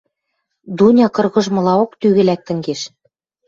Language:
Western Mari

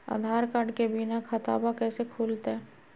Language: Magahi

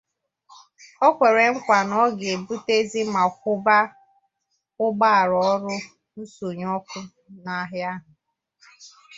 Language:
Igbo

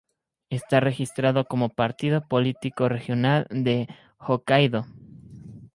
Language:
Spanish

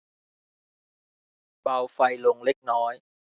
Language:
Thai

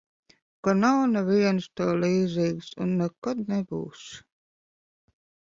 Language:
Latvian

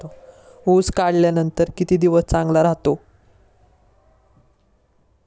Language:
Marathi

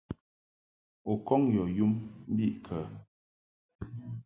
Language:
Mungaka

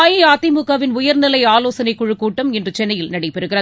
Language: Tamil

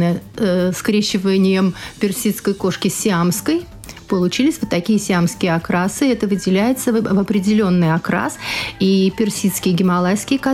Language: Russian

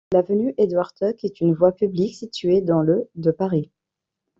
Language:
French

